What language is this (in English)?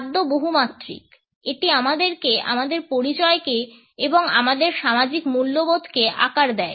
Bangla